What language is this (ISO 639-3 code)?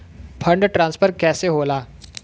bho